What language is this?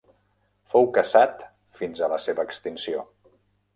Catalan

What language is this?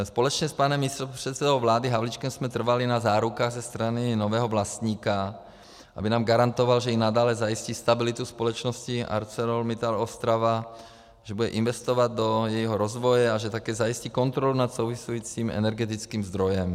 Czech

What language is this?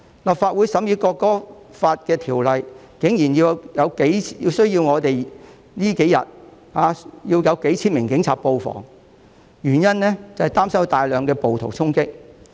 Cantonese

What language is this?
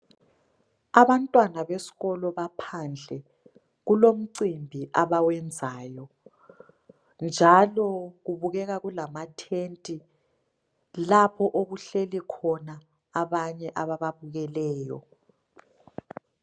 North Ndebele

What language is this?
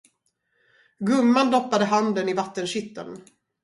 Swedish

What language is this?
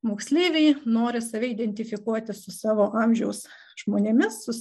Lithuanian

